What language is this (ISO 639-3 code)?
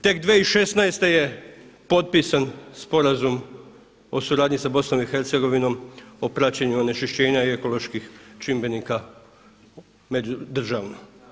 hrv